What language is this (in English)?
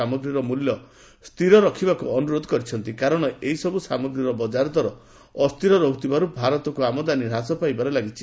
Odia